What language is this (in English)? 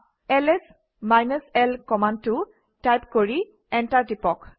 Assamese